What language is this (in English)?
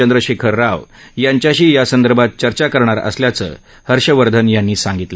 Marathi